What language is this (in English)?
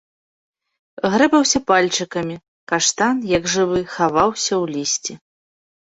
Belarusian